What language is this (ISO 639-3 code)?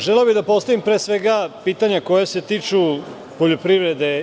srp